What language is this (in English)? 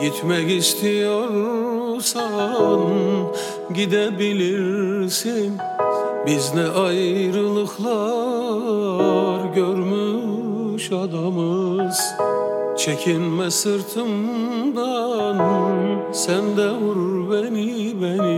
Turkish